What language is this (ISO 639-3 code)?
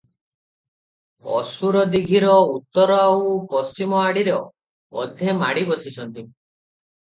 ori